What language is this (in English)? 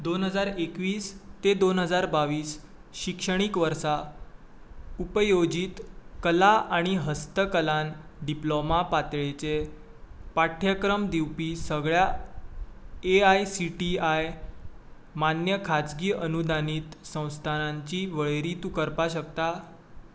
Konkani